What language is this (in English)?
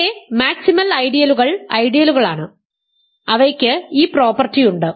Malayalam